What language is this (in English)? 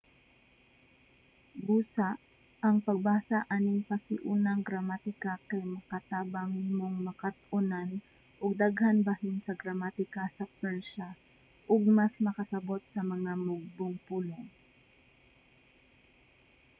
Cebuano